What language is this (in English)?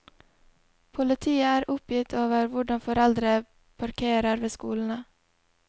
Norwegian